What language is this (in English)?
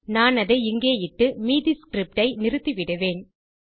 Tamil